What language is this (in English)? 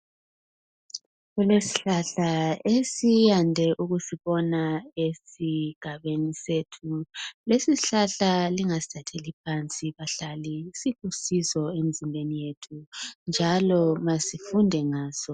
North Ndebele